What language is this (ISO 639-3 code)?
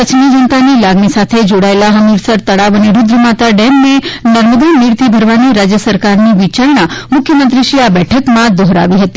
guj